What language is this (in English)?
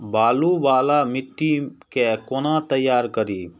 Maithili